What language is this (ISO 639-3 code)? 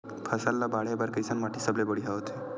hne